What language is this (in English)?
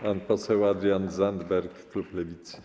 Polish